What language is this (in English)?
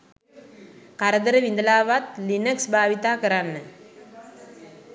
Sinhala